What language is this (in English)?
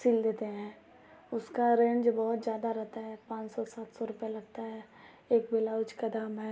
Hindi